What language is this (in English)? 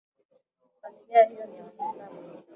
Swahili